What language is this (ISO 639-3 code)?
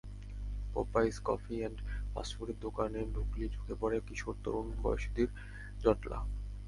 ben